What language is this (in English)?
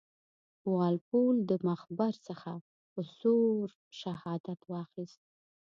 Pashto